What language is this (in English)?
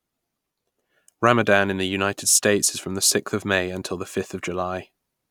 English